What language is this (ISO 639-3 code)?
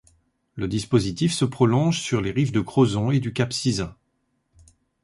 fra